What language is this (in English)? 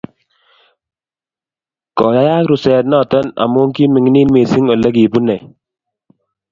Kalenjin